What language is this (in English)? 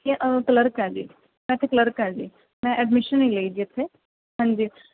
Punjabi